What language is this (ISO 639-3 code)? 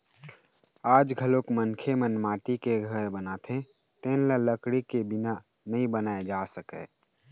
hne